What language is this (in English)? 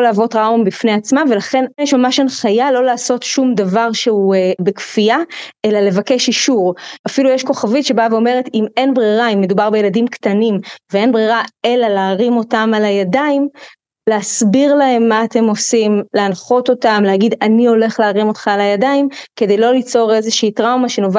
Hebrew